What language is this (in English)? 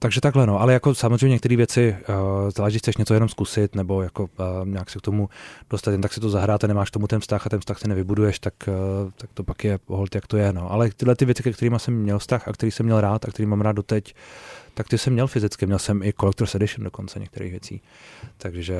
Czech